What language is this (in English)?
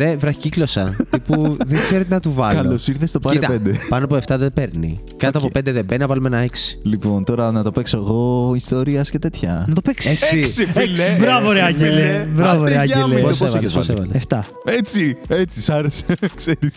Greek